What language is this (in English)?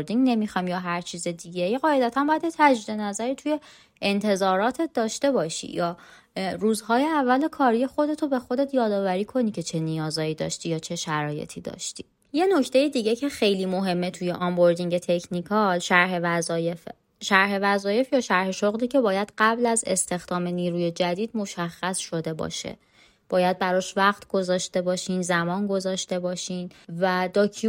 Persian